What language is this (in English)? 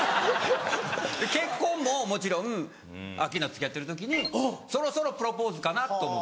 Japanese